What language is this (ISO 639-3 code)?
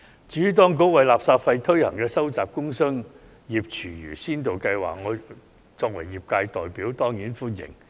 yue